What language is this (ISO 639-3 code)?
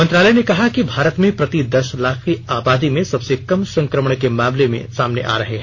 hin